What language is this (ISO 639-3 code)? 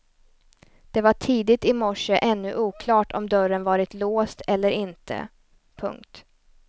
swe